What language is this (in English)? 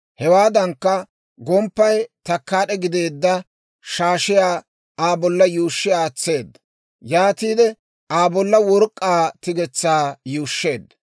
Dawro